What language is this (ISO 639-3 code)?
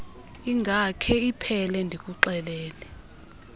xho